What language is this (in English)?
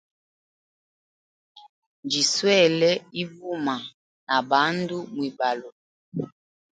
Hemba